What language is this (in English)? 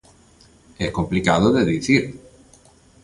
Galician